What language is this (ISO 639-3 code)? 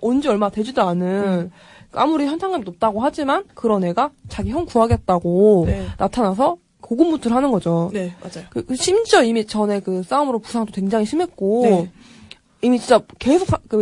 kor